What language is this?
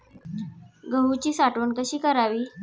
Marathi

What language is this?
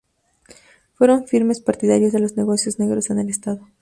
Spanish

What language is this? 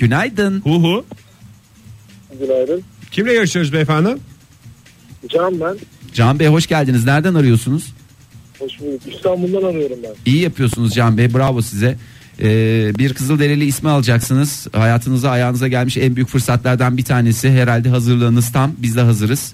Turkish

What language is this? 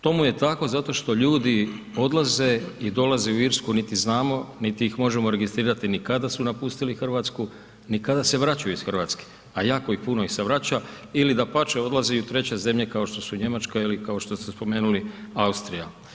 Croatian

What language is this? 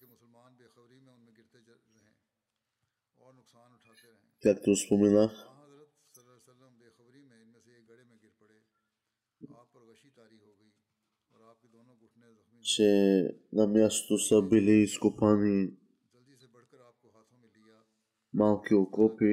Bulgarian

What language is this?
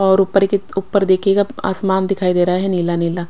Hindi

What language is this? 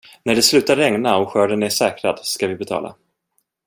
Swedish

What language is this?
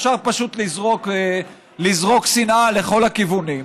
Hebrew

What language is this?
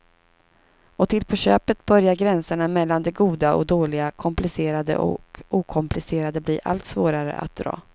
Swedish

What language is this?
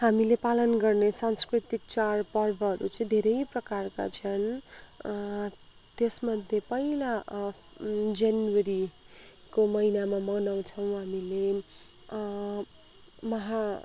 Nepali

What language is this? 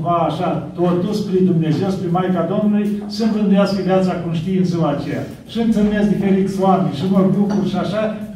Romanian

